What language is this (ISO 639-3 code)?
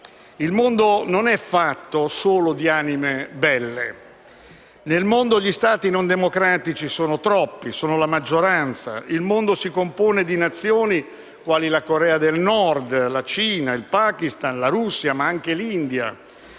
ita